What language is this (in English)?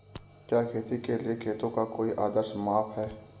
Hindi